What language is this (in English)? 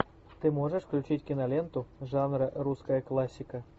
Russian